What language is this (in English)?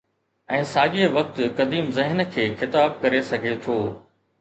Sindhi